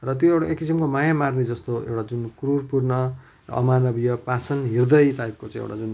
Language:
Nepali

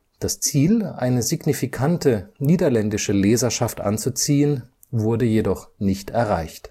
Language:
German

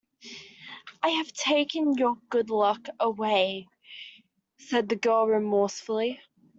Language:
English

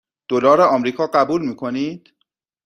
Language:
Persian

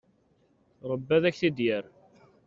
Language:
Kabyle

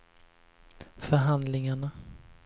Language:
Swedish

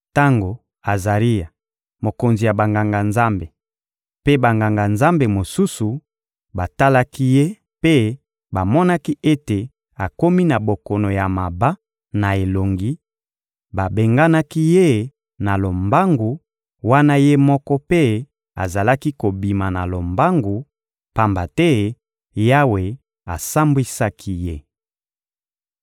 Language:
Lingala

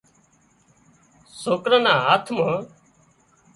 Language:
Wadiyara Koli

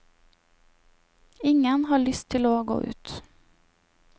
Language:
Norwegian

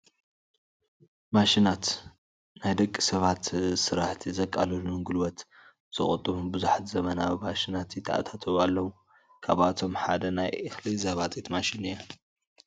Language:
Tigrinya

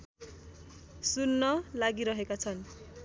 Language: Nepali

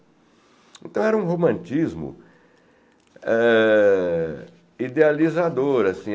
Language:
Portuguese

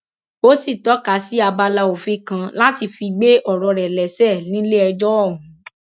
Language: Yoruba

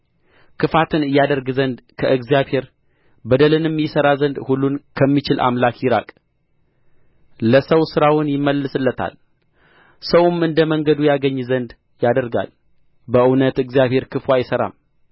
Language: Amharic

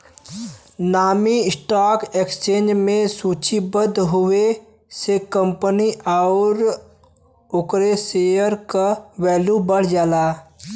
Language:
Bhojpuri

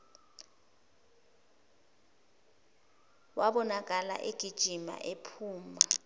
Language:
Zulu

